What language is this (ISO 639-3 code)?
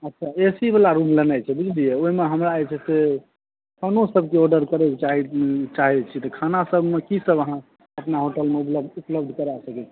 mai